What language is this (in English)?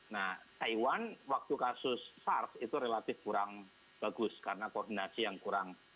Indonesian